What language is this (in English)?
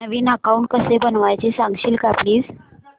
Marathi